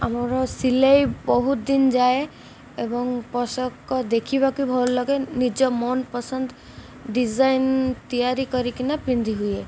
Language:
Odia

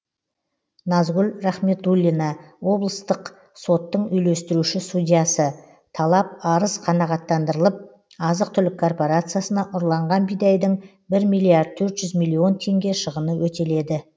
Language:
Kazakh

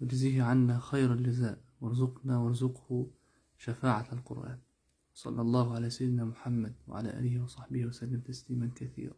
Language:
Arabic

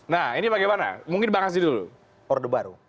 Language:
Indonesian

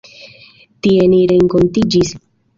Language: Esperanto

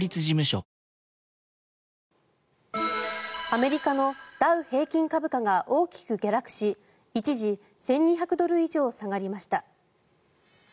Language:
Japanese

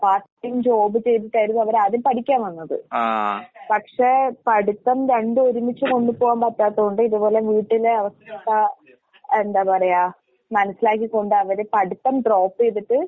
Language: Malayalam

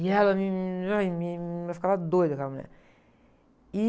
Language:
Portuguese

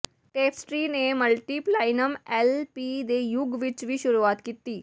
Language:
Punjabi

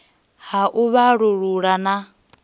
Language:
Venda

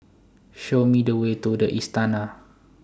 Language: English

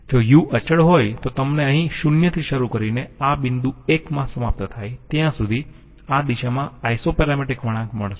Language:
Gujarati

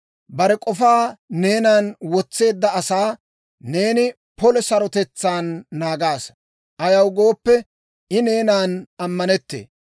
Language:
Dawro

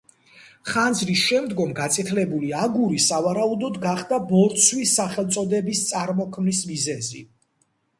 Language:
Georgian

